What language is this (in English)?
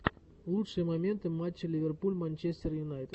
Russian